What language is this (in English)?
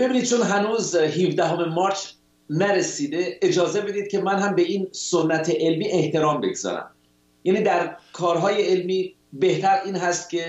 Persian